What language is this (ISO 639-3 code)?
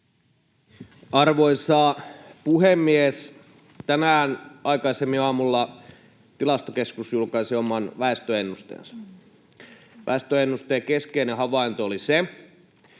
fin